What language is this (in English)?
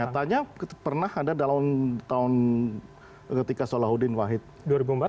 Indonesian